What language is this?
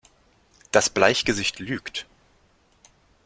German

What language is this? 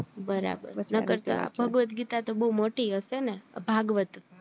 Gujarati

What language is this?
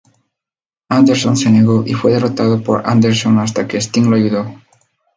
Spanish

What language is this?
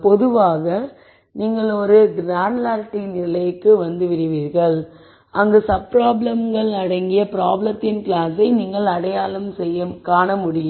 Tamil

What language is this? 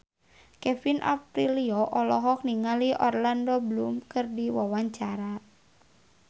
Sundanese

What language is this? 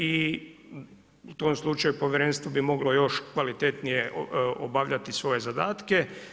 Croatian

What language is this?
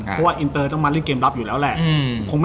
Thai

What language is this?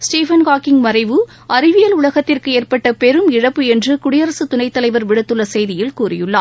Tamil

